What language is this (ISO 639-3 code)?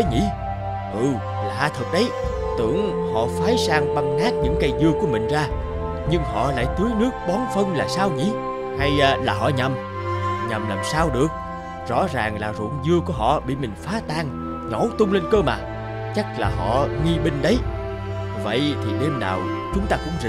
vie